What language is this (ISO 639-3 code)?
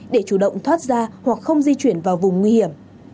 vie